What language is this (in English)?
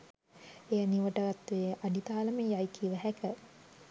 Sinhala